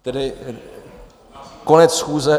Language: Czech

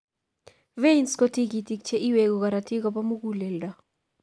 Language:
Kalenjin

